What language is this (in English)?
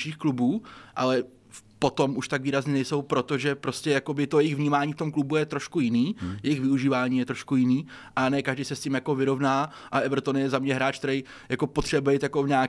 Czech